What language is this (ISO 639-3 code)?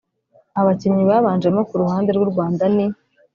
kin